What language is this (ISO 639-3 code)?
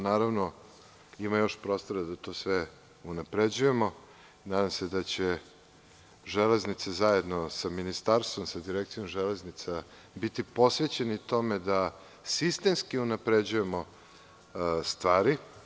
srp